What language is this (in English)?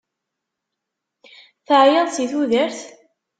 Kabyle